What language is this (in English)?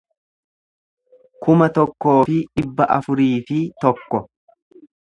Oromo